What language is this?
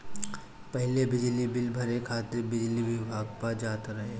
Bhojpuri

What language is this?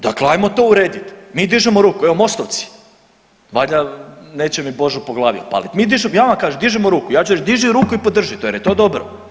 Croatian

